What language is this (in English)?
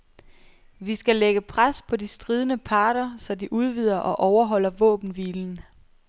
Danish